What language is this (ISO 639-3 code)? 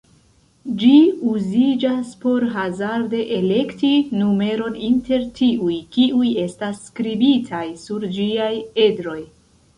epo